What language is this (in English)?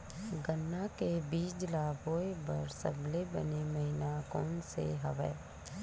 Chhattisgarhi